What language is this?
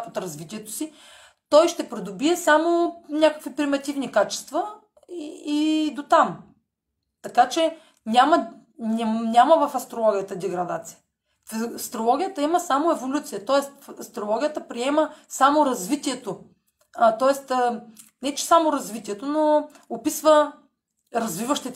Bulgarian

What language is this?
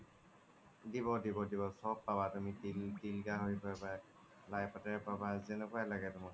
Assamese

